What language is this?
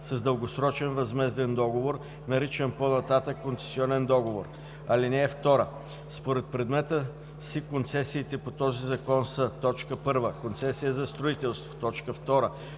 Bulgarian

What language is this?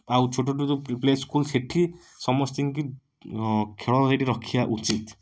Odia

